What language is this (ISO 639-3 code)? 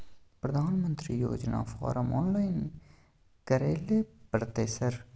mai